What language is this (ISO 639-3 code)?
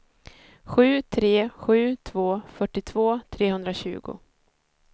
swe